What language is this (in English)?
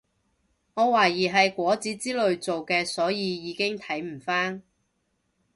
Cantonese